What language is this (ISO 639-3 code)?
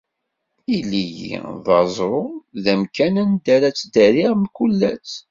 kab